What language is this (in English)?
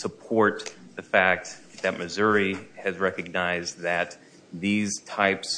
English